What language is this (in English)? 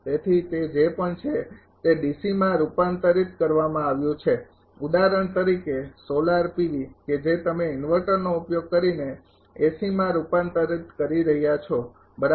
Gujarati